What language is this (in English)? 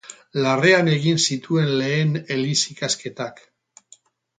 Basque